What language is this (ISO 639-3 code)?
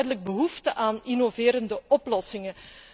nld